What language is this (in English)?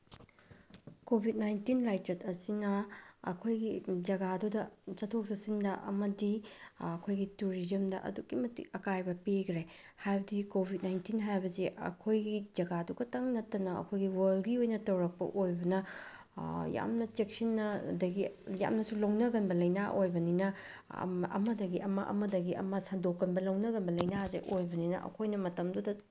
Manipuri